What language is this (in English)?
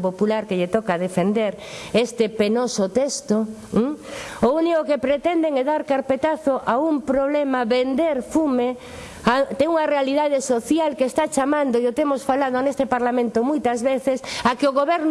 Spanish